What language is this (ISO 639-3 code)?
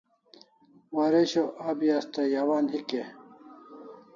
kls